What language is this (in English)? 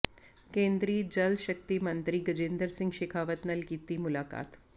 Punjabi